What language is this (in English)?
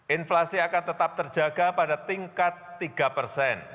Indonesian